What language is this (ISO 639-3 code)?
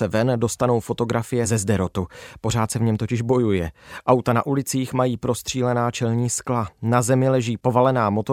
ces